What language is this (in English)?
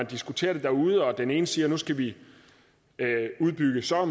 Danish